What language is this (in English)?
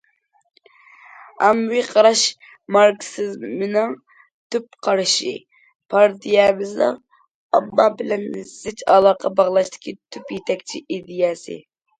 Uyghur